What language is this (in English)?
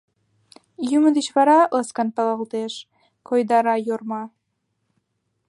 Mari